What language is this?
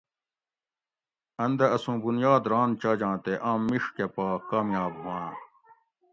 Gawri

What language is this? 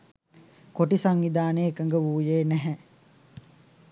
Sinhala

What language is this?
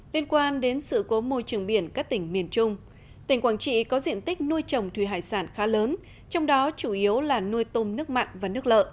Vietnamese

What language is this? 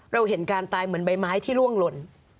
Thai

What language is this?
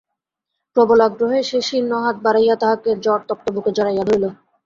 Bangla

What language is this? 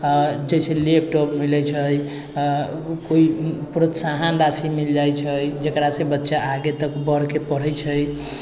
Maithili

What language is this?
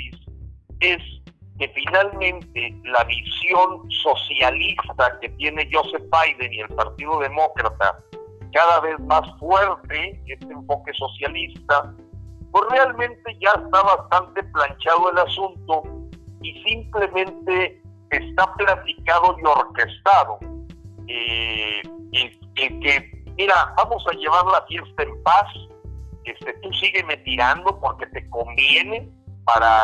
Spanish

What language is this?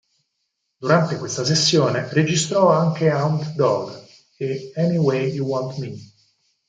Italian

